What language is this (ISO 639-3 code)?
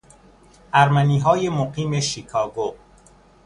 fas